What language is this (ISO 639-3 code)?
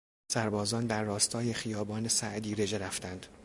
fas